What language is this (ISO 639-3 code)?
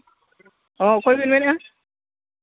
sat